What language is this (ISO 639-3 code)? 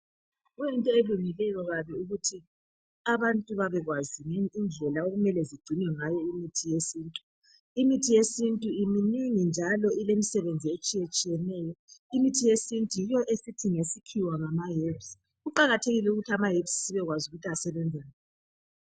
nde